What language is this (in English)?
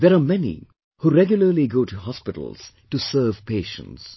English